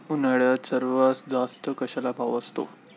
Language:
Marathi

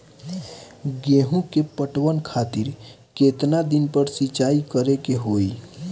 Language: Bhojpuri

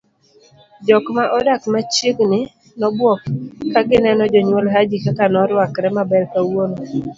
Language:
Luo (Kenya and Tanzania)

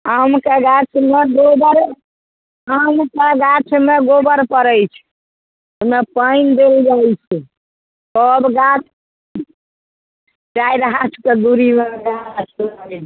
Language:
Maithili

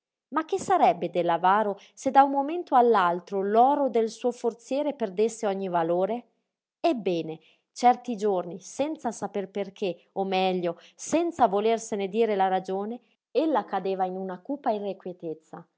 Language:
Italian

